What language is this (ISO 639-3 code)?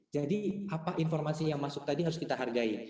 ind